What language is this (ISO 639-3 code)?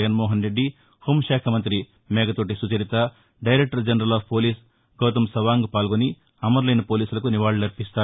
tel